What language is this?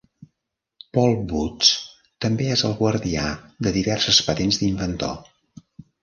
Catalan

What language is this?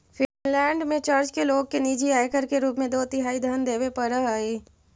Magahi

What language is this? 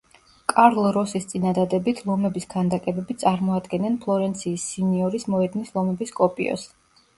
Georgian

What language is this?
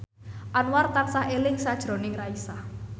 Javanese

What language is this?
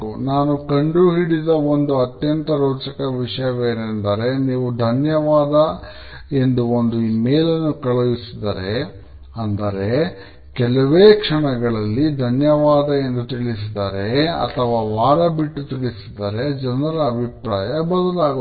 Kannada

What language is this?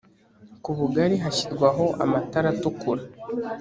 Kinyarwanda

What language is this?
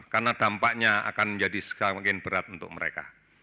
Indonesian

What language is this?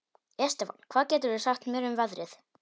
Icelandic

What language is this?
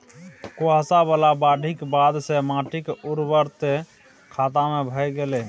Maithili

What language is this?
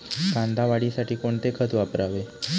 Marathi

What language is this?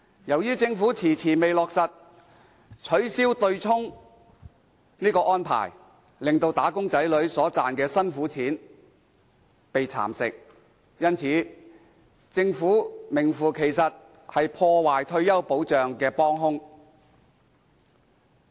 Cantonese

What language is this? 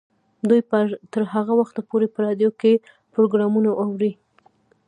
Pashto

